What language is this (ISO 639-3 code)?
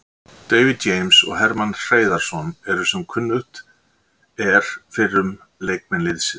isl